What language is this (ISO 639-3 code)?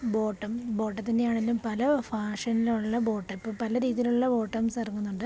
mal